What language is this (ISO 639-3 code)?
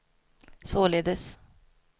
swe